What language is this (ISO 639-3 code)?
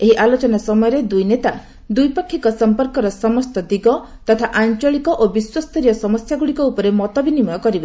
ori